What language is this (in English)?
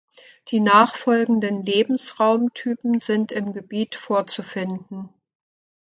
German